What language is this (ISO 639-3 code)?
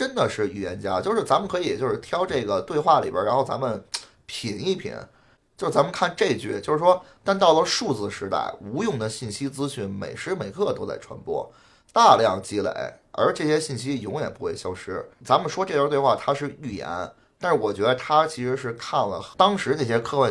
zho